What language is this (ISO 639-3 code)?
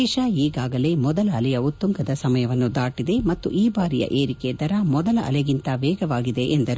kan